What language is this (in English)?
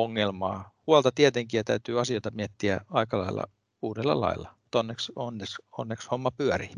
Finnish